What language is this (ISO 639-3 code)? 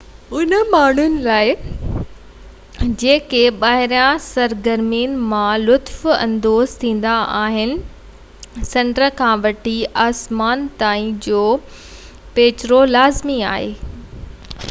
snd